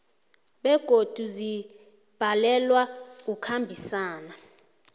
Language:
South Ndebele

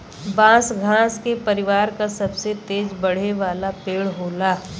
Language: Bhojpuri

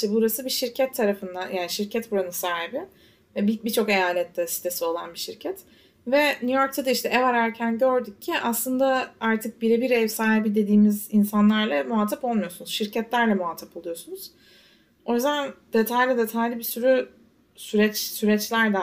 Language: Turkish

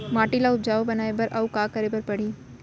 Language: Chhattisgarhi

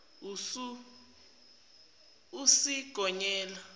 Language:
Zulu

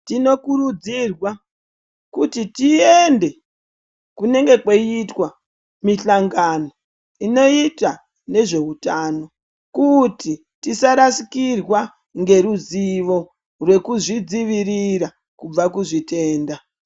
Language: Ndau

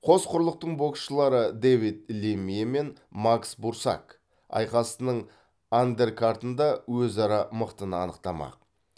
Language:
Kazakh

